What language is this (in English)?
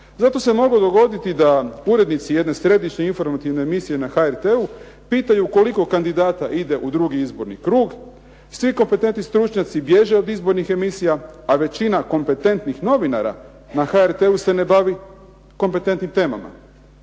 Croatian